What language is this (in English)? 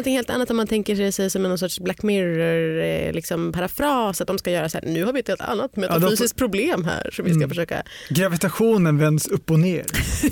Swedish